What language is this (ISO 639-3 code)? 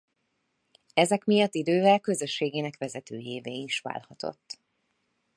hun